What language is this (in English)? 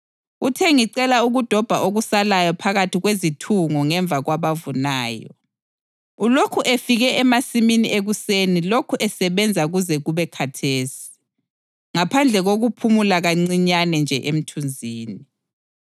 North Ndebele